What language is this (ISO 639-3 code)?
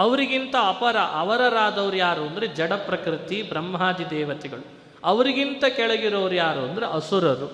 kan